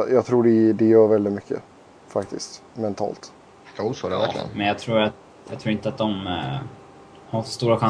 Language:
Swedish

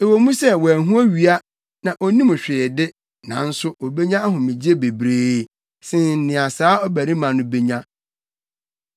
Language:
Akan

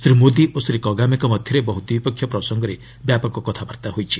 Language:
Odia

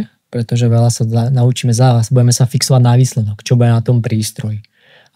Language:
Slovak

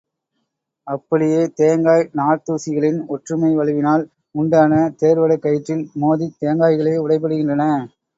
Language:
Tamil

